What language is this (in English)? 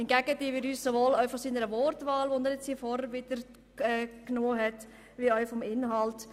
Swiss German